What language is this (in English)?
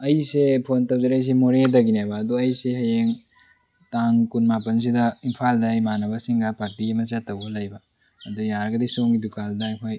Manipuri